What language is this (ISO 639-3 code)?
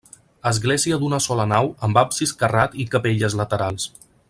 cat